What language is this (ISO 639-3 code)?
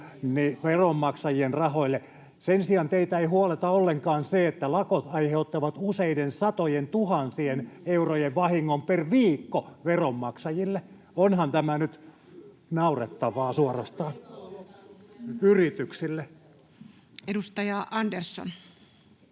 fin